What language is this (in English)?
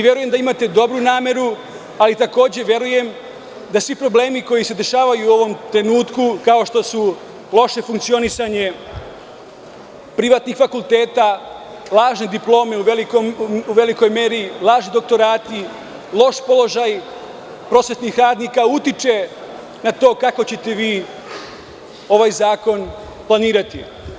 Serbian